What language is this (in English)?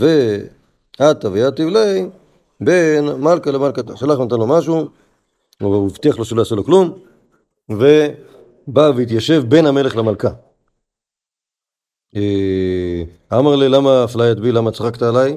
Hebrew